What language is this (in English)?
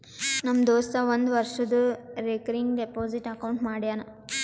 Kannada